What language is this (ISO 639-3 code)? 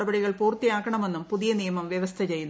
mal